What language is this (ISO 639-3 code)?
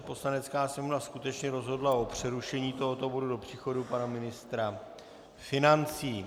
ces